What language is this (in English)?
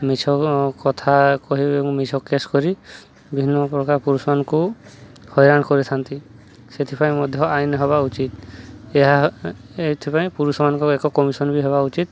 Odia